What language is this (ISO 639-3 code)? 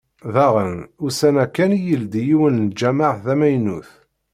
kab